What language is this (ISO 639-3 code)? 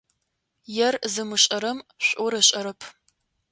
ady